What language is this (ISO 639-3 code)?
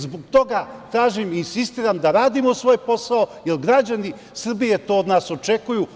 srp